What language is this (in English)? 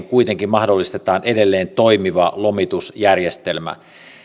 Finnish